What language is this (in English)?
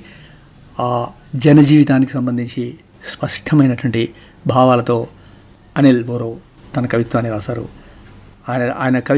Telugu